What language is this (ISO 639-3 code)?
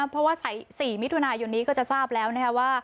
tha